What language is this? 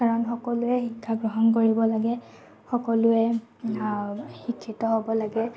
Assamese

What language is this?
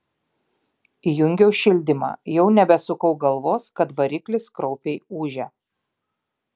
Lithuanian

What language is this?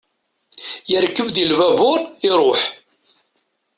Kabyle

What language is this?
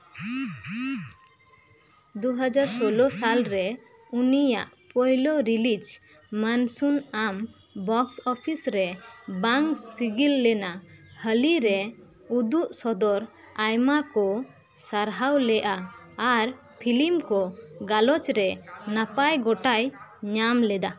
Santali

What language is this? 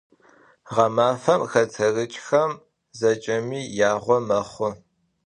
Adyghe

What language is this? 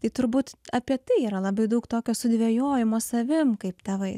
Lithuanian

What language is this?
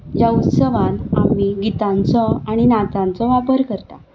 Konkani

